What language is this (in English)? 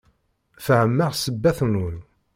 Kabyle